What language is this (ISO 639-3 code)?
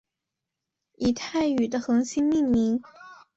zho